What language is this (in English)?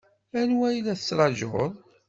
Kabyle